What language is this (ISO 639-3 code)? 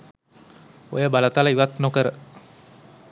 sin